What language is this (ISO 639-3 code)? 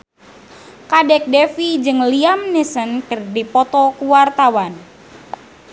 sun